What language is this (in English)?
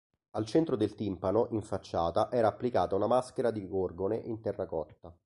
Italian